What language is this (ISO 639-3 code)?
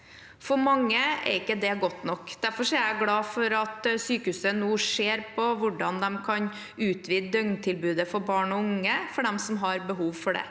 nor